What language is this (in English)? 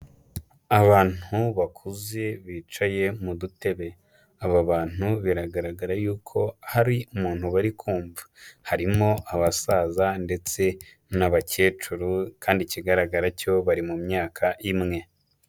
Kinyarwanda